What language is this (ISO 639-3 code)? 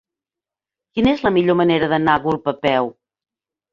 cat